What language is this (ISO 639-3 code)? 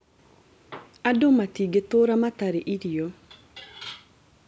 kik